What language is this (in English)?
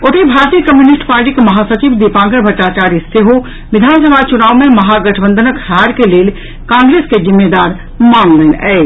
Maithili